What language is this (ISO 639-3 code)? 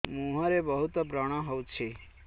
ori